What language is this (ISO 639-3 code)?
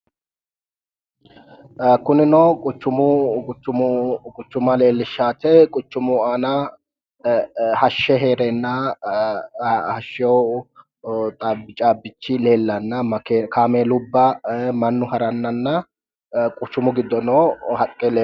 sid